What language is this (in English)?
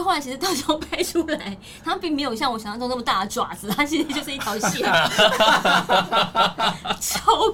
Chinese